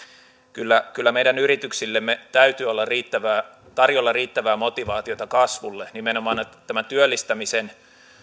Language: Finnish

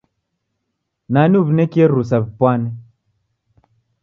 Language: Taita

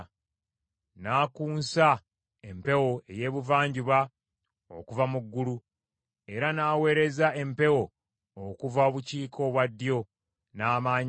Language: Ganda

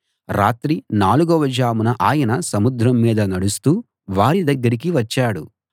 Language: Telugu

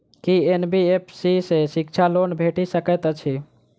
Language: Maithili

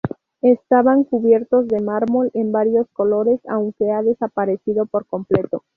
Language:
Spanish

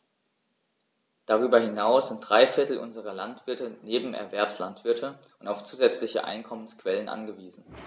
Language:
German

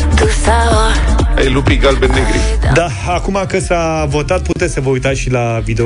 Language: Romanian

